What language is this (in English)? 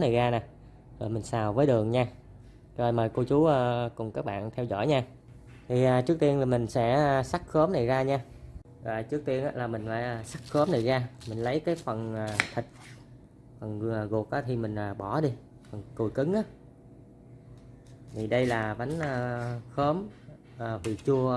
Vietnamese